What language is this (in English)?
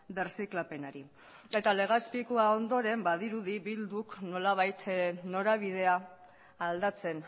Basque